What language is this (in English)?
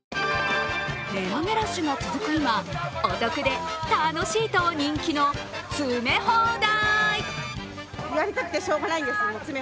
Japanese